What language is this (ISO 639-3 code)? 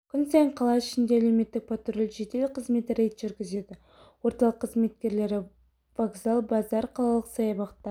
kaz